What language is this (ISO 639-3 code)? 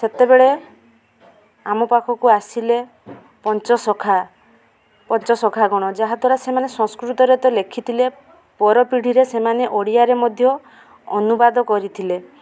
ori